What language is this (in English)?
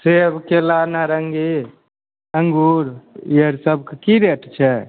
Maithili